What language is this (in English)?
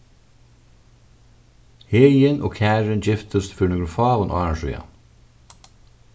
Faroese